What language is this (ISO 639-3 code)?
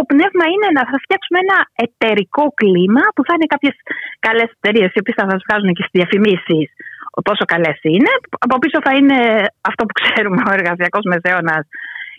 ell